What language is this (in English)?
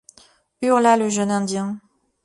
French